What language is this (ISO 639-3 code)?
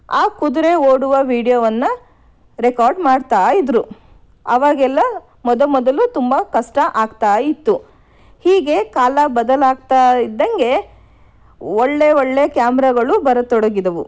kan